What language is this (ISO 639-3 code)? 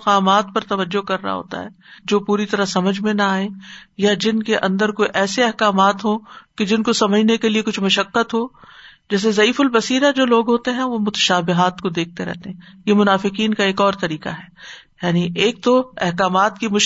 urd